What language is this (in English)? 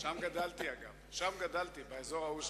Hebrew